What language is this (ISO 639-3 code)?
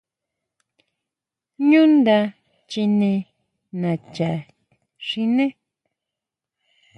mau